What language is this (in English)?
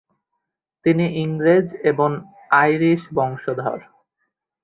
Bangla